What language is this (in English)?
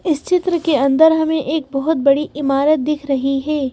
Hindi